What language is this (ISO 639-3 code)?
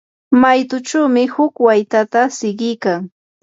qur